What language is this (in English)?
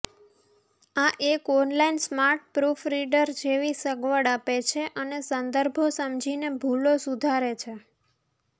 Gujarati